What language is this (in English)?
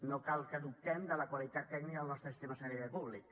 Catalan